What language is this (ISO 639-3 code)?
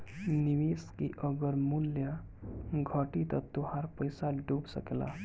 bho